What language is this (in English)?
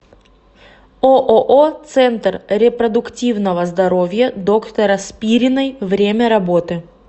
Russian